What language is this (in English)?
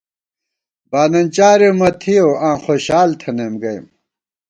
Gawar-Bati